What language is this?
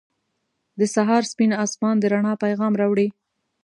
Pashto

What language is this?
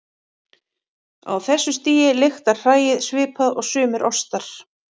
Icelandic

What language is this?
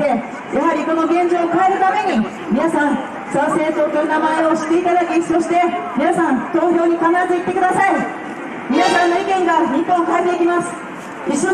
Japanese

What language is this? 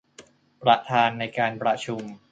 Thai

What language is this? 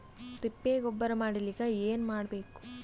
Kannada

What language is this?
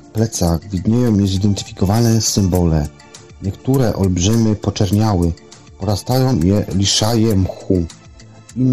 Polish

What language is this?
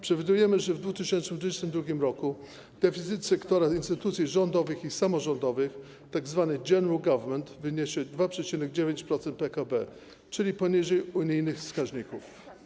Polish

